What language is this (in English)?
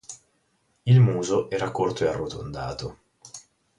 Italian